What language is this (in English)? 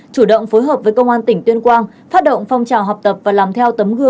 Vietnamese